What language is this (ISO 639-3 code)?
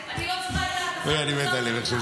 heb